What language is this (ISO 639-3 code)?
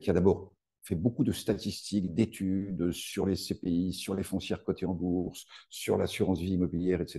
fra